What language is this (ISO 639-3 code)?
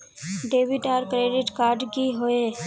mag